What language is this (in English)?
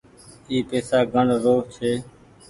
Goaria